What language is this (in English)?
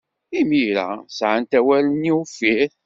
Kabyle